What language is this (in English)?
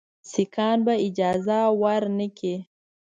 Pashto